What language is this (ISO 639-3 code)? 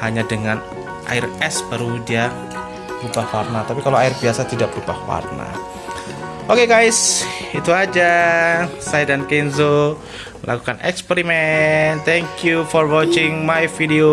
ind